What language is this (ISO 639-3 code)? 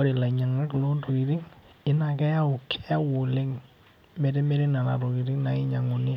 mas